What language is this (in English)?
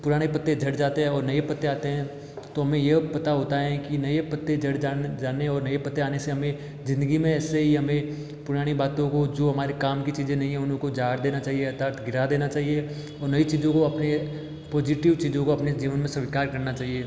Hindi